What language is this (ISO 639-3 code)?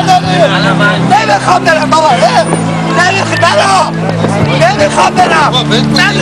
tur